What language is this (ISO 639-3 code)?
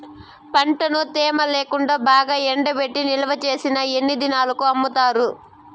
tel